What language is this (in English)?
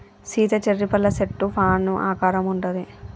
Telugu